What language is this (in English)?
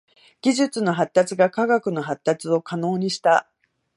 Japanese